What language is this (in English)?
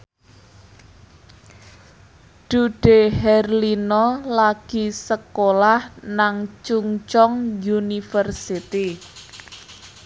Javanese